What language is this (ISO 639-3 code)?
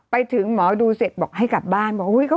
tha